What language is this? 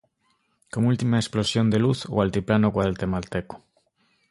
Galician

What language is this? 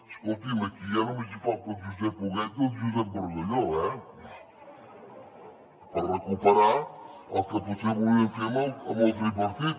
Catalan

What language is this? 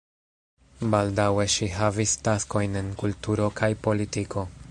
Esperanto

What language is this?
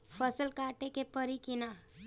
Bhojpuri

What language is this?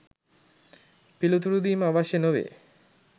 Sinhala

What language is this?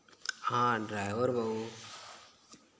Konkani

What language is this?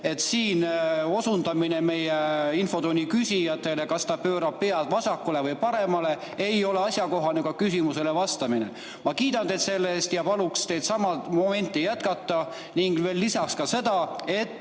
Estonian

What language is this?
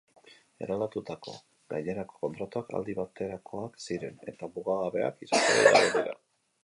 Basque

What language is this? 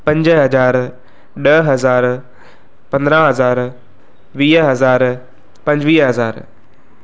Sindhi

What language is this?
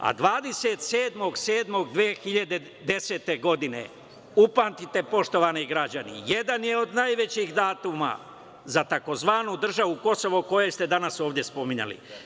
Serbian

